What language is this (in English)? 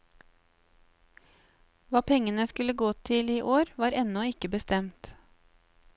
Norwegian